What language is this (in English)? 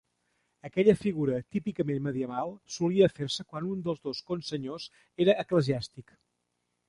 Catalan